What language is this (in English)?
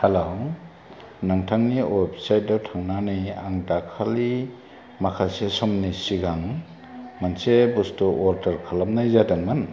Bodo